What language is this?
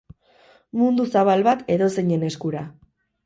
Basque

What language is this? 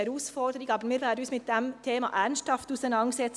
Swiss German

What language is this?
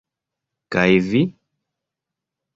Esperanto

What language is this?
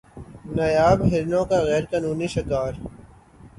Urdu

